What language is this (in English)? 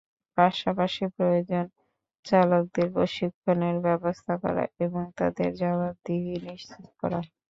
Bangla